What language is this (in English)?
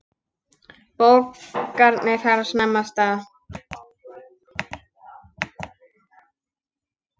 Icelandic